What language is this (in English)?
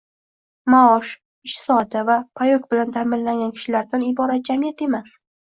Uzbek